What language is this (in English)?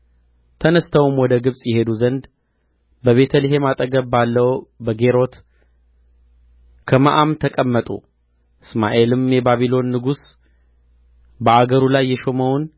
Amharic